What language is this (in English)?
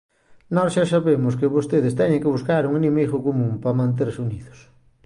Galician